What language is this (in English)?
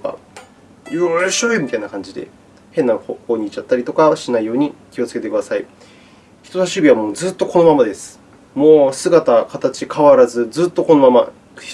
Japanese